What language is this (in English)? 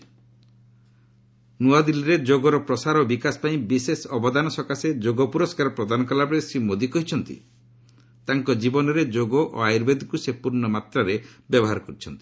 Odia